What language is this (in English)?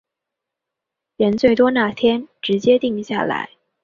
Chinese